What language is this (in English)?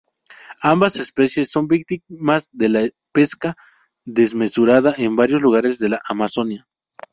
Spanish